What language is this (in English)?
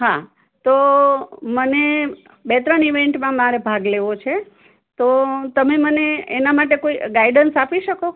Gujarati